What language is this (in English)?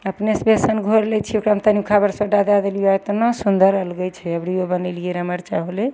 Maithili